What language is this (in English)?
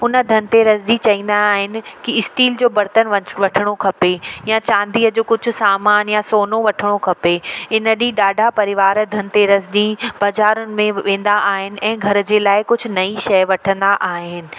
Sindhi